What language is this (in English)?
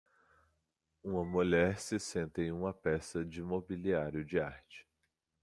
Portuguese